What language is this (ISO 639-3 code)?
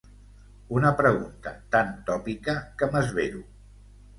cat